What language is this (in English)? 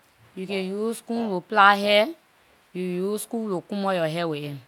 Liberian English